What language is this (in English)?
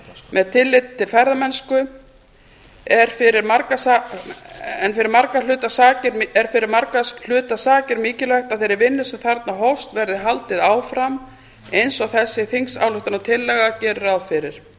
Icelandic